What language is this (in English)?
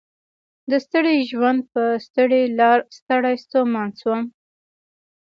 Pashto